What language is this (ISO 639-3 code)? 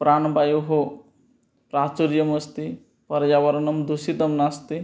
san